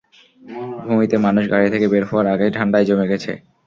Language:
Bangla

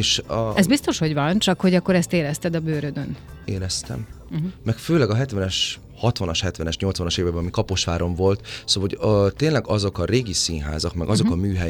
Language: Hungarian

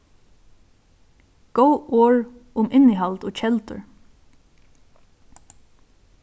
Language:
Faroese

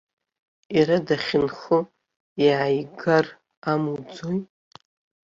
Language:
Abkhazian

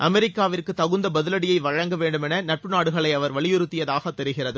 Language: Tamil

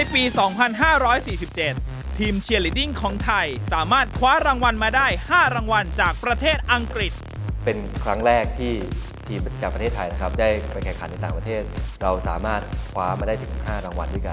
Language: Thai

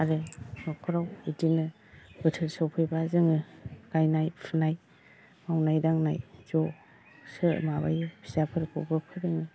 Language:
Bodo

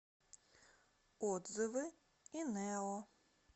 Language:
Russian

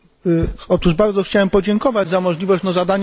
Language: Polish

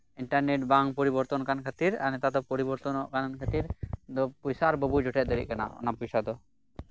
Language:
Santali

